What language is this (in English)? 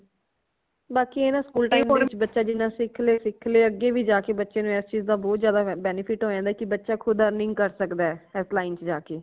Punjabi